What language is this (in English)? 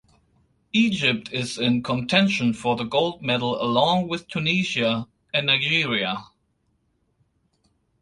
English